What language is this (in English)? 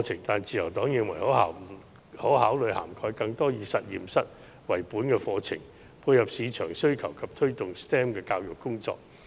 Cantonese